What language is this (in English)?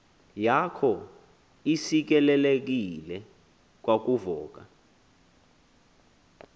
Xhosa